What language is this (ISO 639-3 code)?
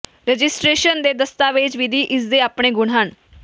pan